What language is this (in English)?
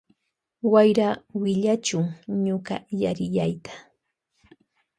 Loja Highland Quichua